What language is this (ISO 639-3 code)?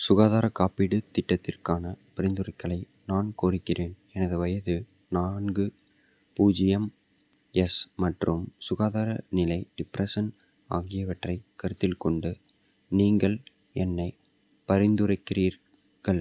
tam